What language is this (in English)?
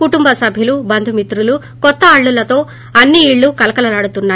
Telugu